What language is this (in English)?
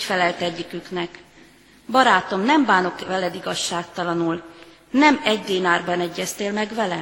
Hungarian